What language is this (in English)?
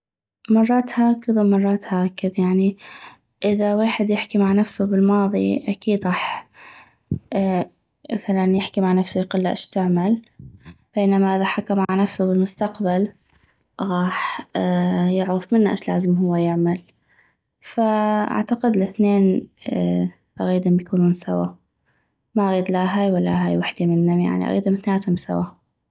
North Mesopotamian Arabic